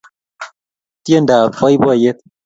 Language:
Kalenjin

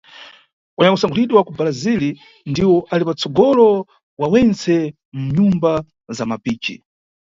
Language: Nyungwe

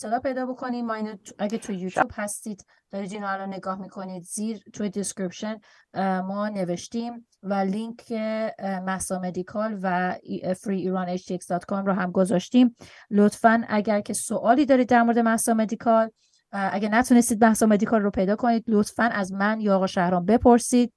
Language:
Persian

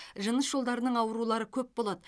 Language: Kazakh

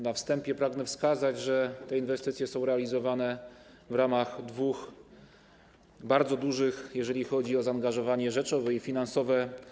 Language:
Polish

